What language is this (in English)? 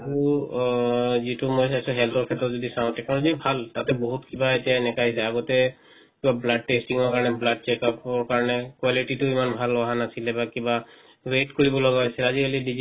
Assamese